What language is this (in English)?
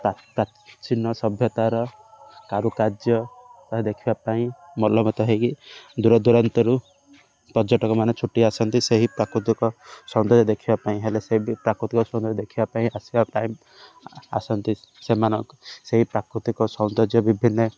Odia